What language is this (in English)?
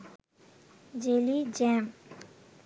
Bangla